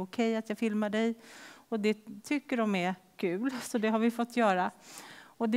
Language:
Swedish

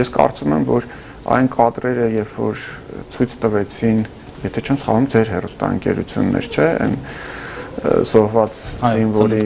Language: Romanian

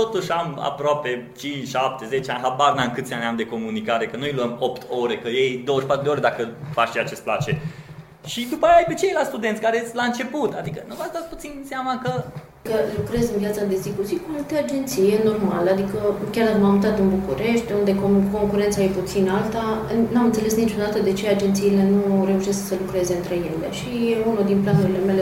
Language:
Romanian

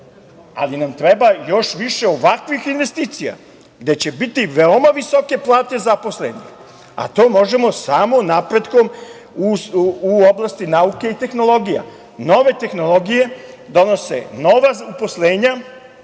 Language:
Serbian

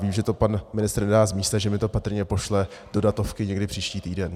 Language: Czech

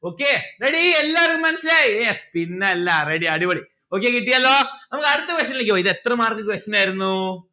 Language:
Malayalam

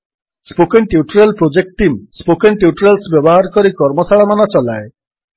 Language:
Odia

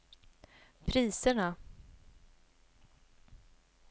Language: Swedish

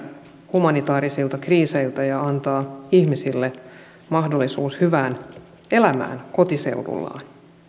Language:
Finnish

